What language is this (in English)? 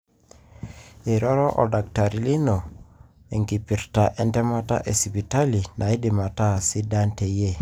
Masai